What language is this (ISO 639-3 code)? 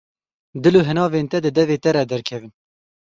kur